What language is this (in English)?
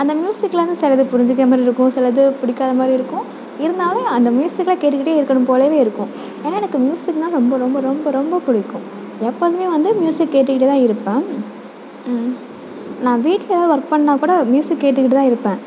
Tamil